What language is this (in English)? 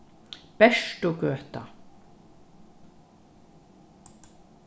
Faroese